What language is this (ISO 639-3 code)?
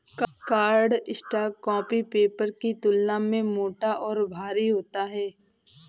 hin